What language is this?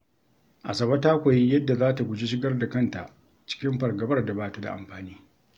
Hausa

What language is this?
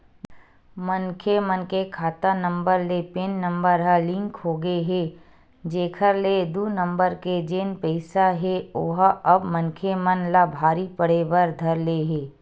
Chhattisgarhi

